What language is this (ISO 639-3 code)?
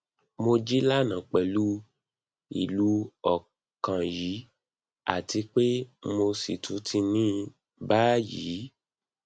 yor